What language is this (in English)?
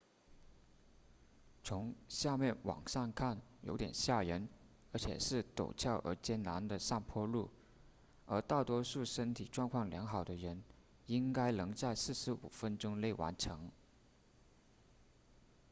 Chinese